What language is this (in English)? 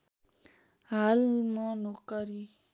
Nepali